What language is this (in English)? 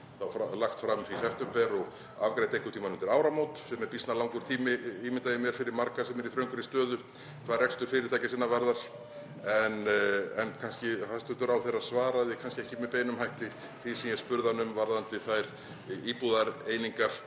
Icelandic